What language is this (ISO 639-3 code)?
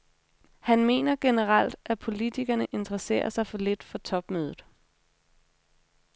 dan